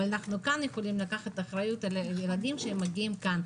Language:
Hebrew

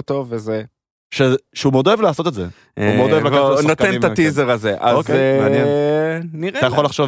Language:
Hebrew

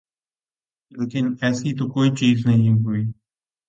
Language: Urdu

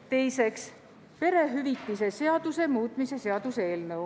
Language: Estonian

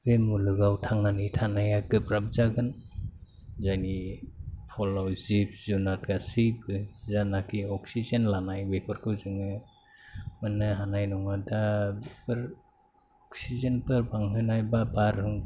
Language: Bodo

